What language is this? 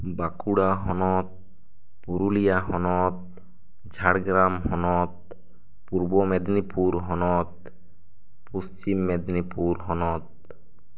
Santali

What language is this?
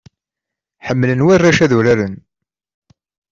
Kabyle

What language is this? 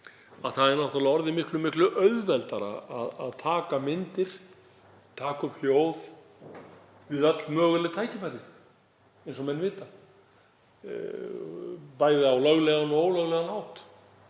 Icelandic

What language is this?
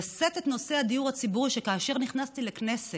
Hebrew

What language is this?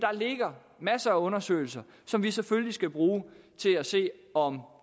Danish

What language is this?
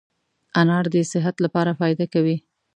Pashto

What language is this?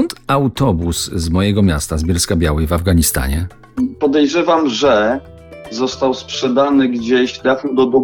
Polish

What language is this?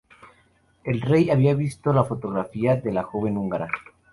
Spanish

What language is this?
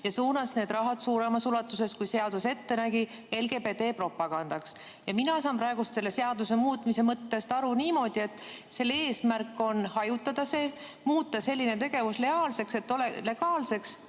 Estonian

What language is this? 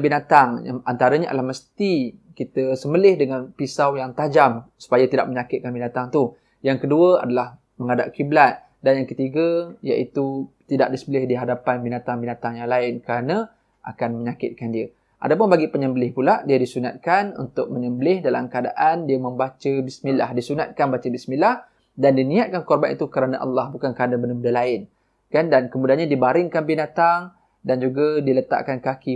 Malay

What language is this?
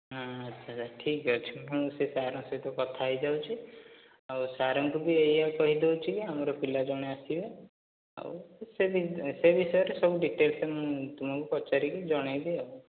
Odia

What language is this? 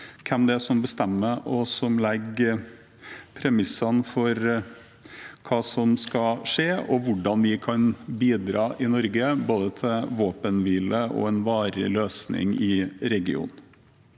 Norwegian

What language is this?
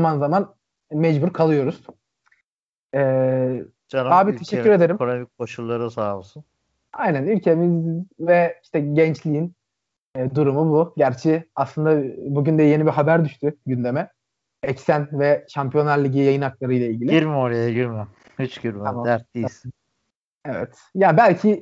Turkish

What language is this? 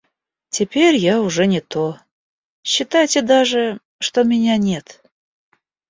Russian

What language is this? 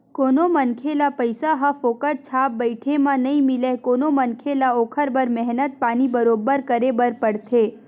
Chhattisgarhi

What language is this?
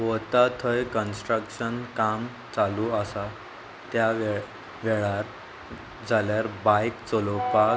Konkani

